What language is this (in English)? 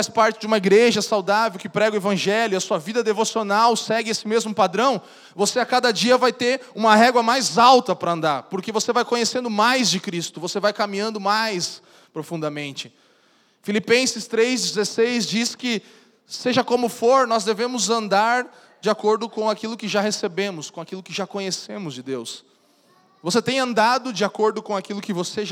Portuguese